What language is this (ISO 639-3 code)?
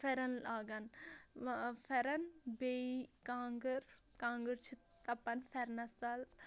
kas